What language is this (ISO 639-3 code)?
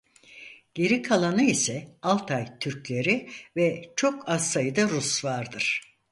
tur